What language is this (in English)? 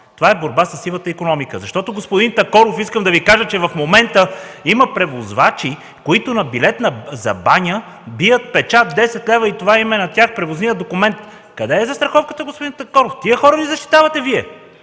Bulgarian